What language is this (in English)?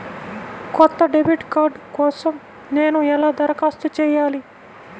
Telugu